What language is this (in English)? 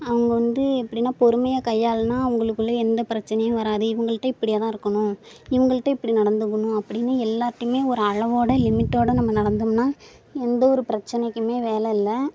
Tamil